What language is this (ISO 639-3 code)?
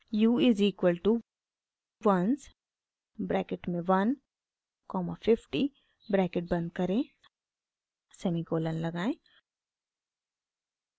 hin